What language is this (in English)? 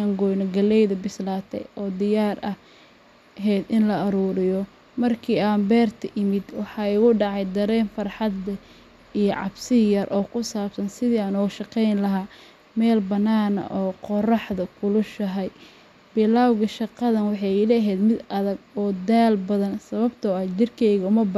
Somali